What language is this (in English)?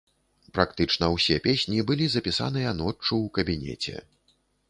Belarusian